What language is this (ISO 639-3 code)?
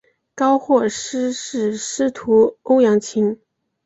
zho